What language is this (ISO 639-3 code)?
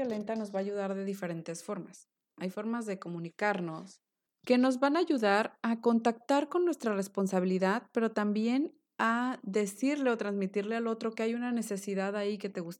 spa